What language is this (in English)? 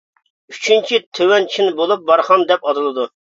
Uyghur